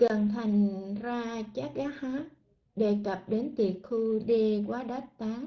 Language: Vietnamese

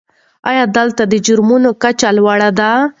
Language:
Pashto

